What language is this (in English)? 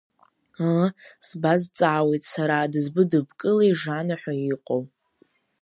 Abkhazian